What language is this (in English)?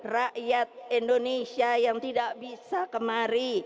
Indonesian